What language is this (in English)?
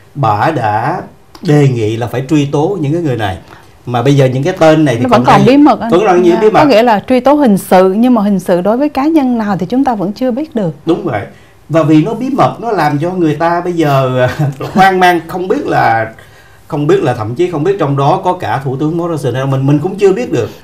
Vietnamese